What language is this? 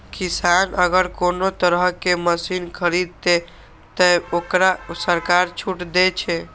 Maithili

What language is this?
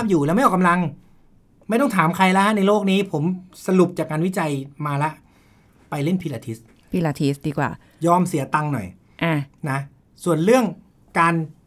Thai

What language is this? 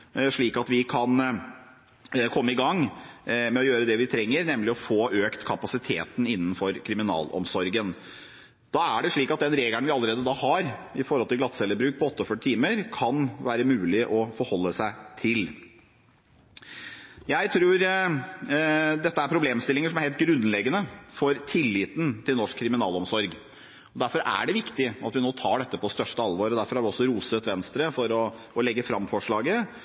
Norwegian Bokmål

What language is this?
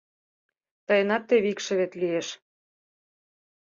Mari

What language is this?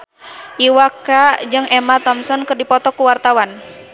Sundanese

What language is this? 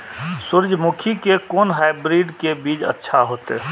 Maithili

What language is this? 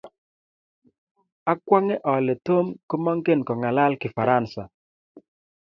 Kalenjin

